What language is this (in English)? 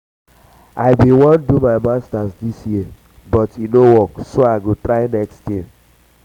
Nigerian Pidgin